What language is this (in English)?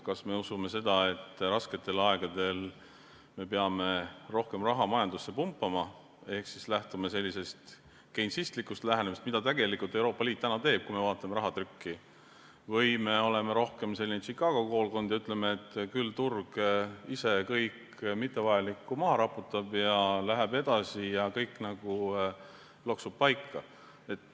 Estonian